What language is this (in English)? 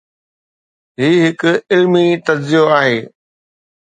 Sindhi